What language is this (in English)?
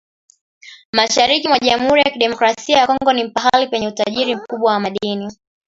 Swahili